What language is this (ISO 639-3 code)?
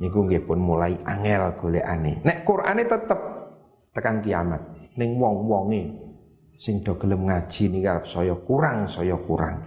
ind